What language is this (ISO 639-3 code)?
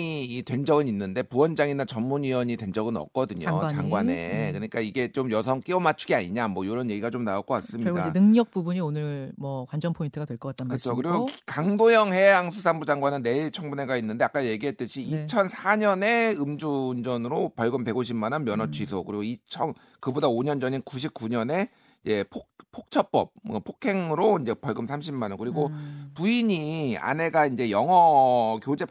kor